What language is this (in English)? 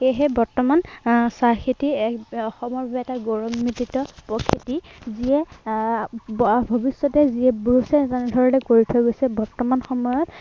Assamese